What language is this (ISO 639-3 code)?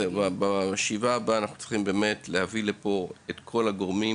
heb